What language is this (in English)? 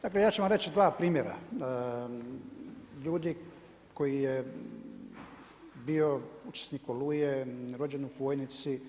Croatian